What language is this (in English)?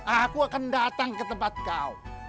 Indonesian